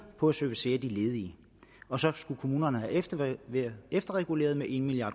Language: Danish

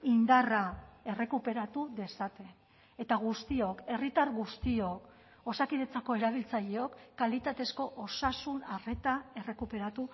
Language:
Basque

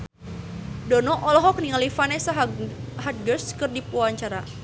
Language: Sundanese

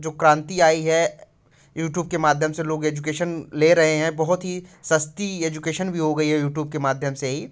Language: Hindi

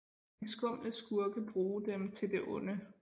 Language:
Danish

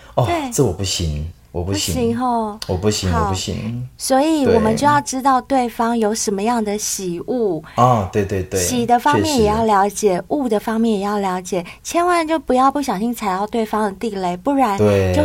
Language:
Chinese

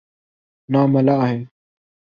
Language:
Urdu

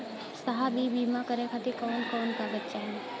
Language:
Bhojpuri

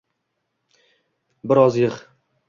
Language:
Uzbek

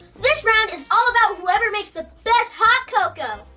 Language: English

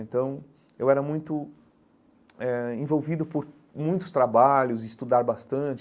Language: Portuguese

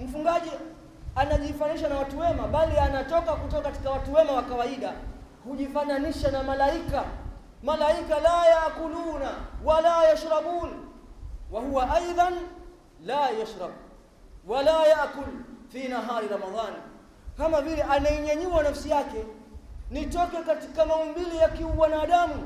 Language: Swahili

